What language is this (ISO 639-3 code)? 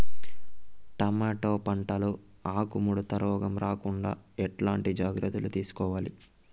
tel